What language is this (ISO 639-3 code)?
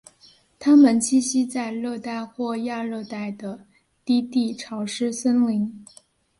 zho